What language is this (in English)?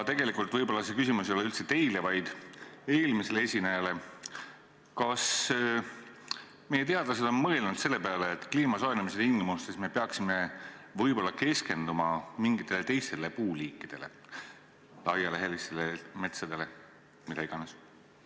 Estonian